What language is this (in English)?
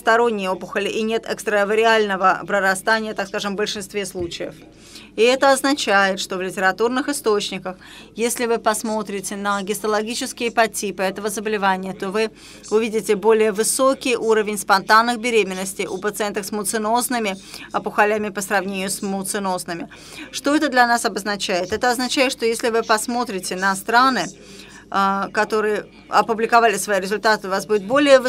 Russian